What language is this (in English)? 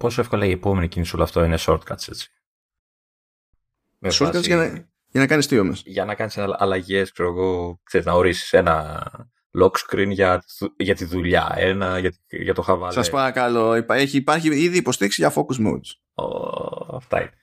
Greek